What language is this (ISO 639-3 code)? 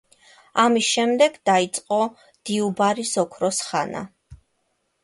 kat